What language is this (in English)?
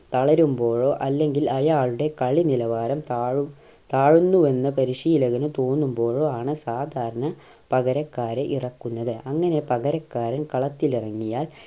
Malayalam